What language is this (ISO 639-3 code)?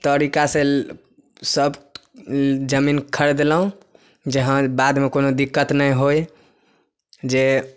mai